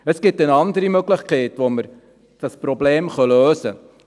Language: Swiss German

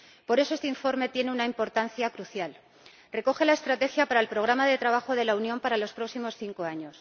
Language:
Spanish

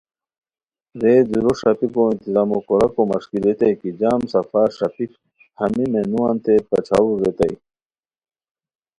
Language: Khowar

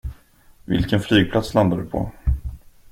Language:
Swedish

